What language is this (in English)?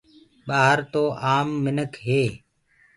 Gurgula